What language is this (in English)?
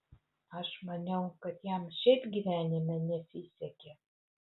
Lithuanian